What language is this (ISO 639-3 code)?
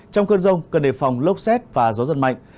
vie